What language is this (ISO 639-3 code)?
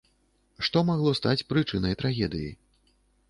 bel